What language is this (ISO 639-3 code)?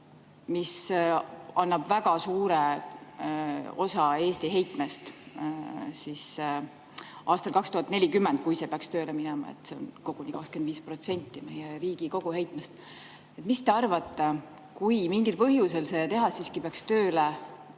est